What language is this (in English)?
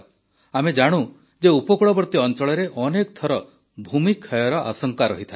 Odia